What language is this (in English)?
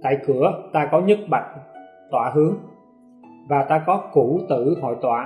Vietnamese